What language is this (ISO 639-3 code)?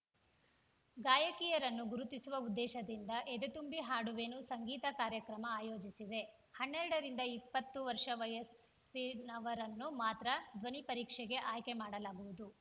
kan